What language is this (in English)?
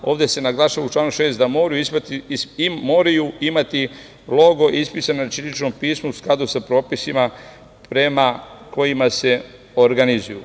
Serbian